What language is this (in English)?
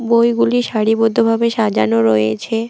Bangla